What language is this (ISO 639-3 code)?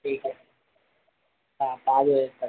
hin